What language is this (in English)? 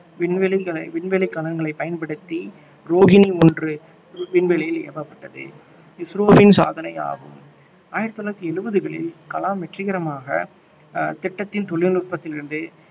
Tamil